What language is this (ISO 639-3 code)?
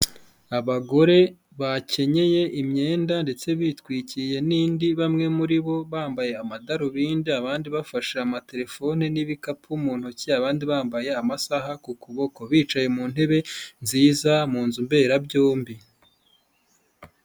kin